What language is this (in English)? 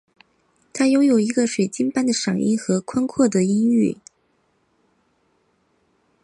Chinese